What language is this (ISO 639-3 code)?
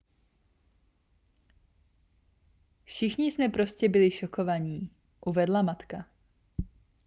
ces